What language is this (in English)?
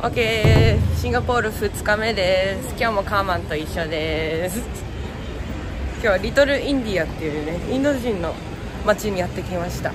Japanese